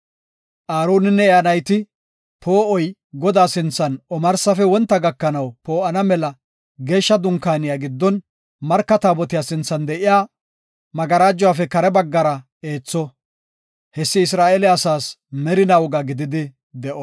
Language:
Gofa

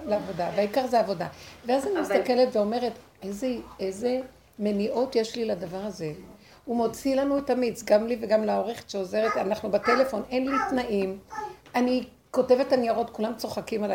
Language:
Hebrew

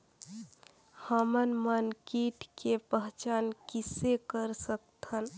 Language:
Chhattisgarhi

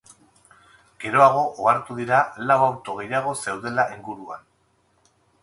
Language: Basque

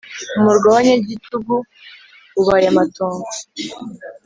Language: Kinyarwanda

